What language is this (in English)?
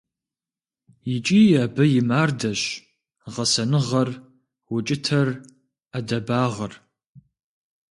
Kabardian